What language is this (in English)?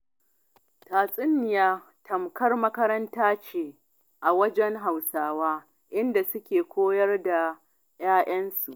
Hausa